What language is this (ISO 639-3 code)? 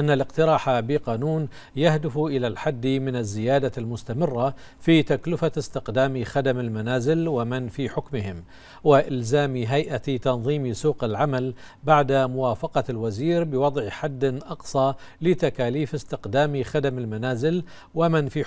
ara